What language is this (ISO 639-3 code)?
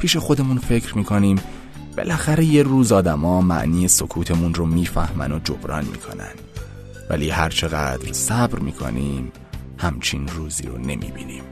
fas